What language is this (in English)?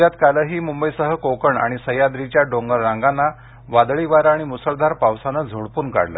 Marathi